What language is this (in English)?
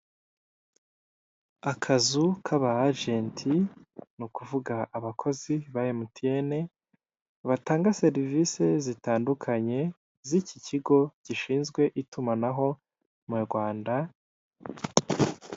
Kinyarwanda